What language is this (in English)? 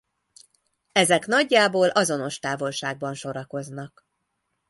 Hungarian